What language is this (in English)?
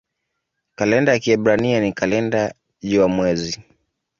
Swahili